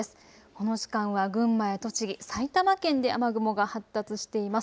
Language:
Japanese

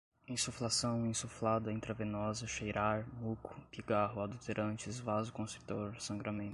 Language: Portuguese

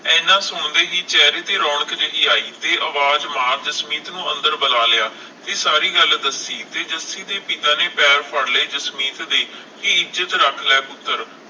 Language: Punjabi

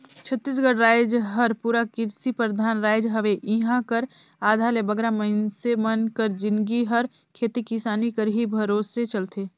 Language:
Chhattisgarhi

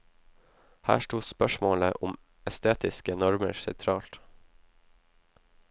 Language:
Norwegian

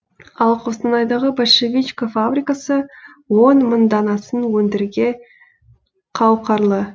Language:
Kazakh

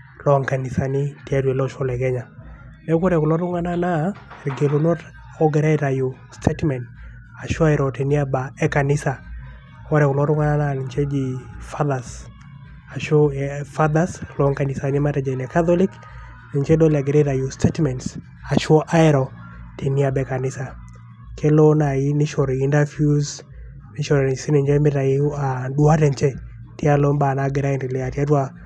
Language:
Masai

